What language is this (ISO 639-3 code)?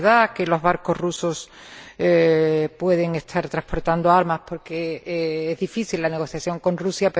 spa